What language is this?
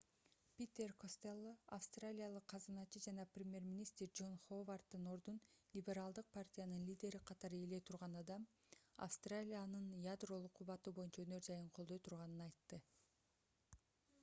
Kyrgyz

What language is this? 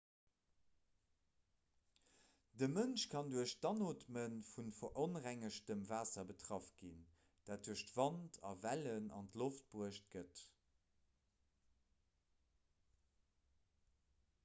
Luxembourgish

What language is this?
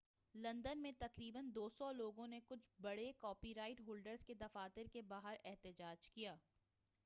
Urdu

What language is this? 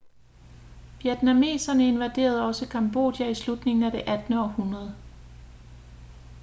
Danish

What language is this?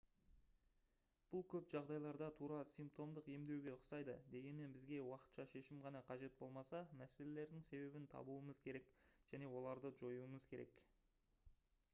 Kazakh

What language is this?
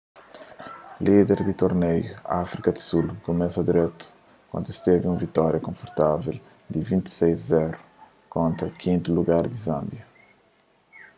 Kabuverdianu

